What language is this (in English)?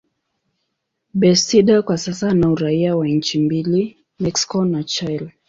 Swahili